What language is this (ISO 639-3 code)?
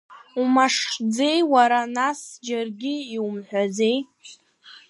abk